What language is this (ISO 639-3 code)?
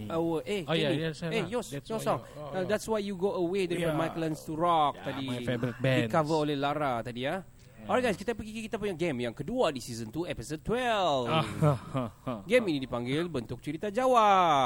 msa